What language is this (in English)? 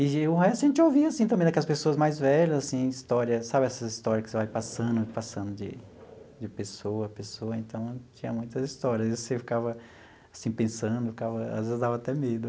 Portuguese